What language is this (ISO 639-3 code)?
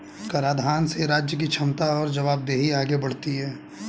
hin